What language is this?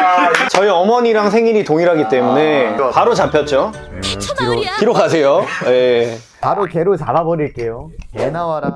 Korean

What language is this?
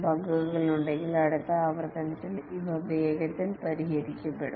Malayalam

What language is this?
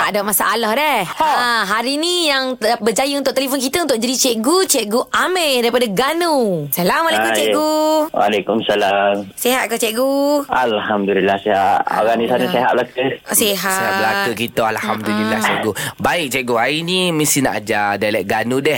Malay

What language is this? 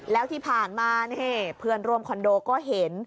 Thai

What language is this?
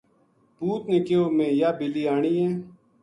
Gujari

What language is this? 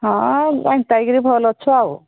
Odia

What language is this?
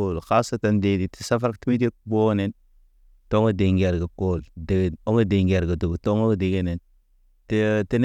Naba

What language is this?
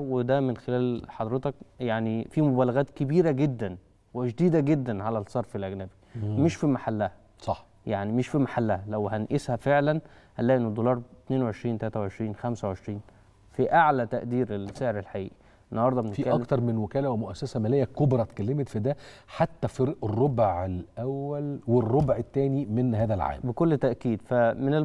Arabic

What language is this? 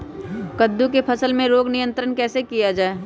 Magahi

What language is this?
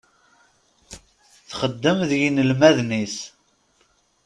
Kabyle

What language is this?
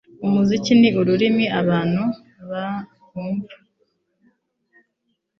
Kinyarwanda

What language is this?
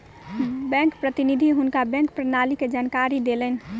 Maithili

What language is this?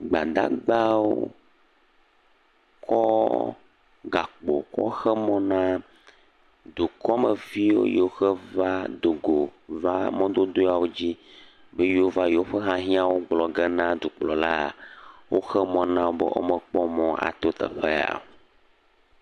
Ewe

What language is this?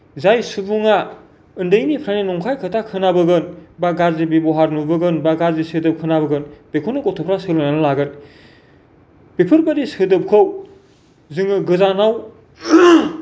Bodo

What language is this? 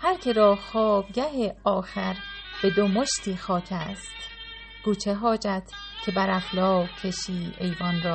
Persian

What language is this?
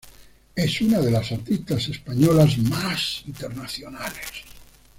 Spanish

